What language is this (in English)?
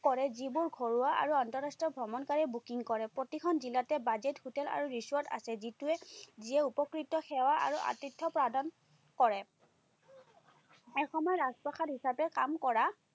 Assamese